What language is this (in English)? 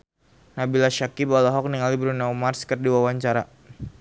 Sundanese